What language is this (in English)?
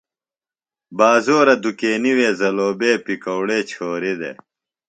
Phalura